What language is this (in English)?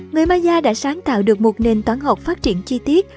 Vietnamese